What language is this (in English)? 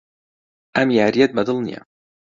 Central Kurdish